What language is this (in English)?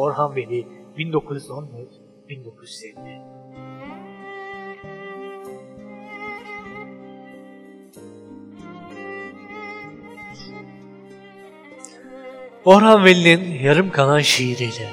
Turkish